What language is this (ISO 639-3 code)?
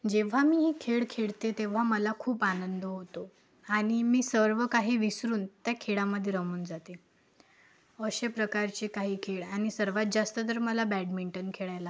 mar